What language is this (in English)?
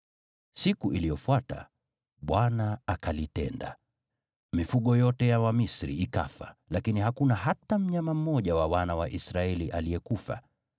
Swahili